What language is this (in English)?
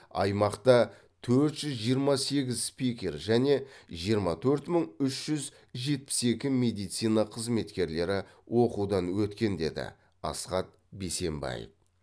Kazakh